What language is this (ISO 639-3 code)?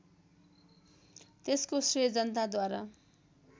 nep